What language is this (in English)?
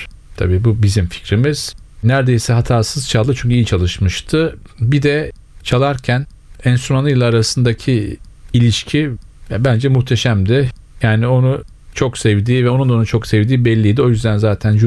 Turkish